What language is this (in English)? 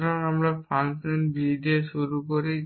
Bangla